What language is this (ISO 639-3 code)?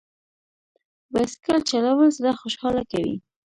pus